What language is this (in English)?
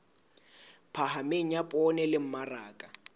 Southern Sotho